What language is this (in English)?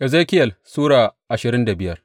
Hausa